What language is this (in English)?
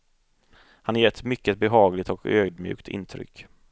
Swedish